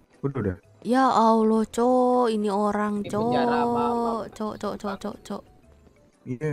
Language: Indonesian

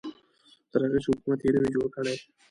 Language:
Pashto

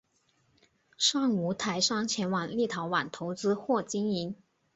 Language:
Chinese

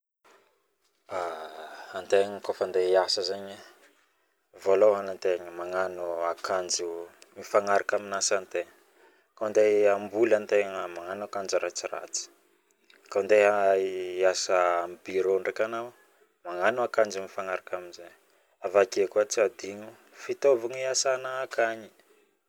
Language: Northern Betsimisaraka Malagasy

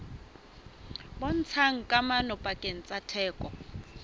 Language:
Southern Sotho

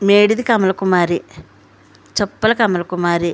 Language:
Telugu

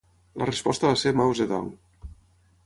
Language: Catalan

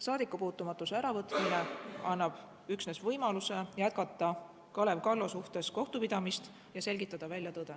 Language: Estonian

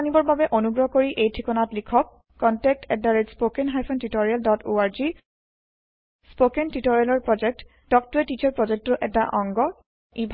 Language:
Assamese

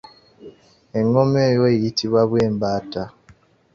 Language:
Ganda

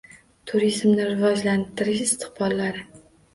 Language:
Uzbek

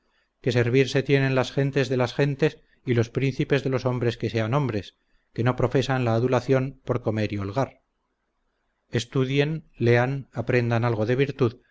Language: Spanish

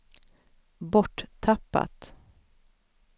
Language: Swedish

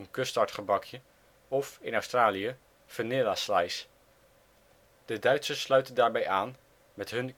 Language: Dutch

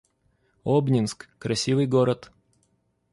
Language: Russian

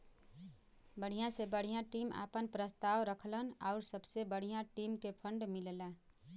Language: Bhojpuri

